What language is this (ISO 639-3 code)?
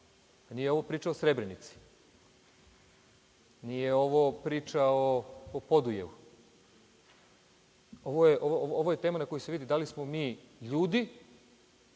srp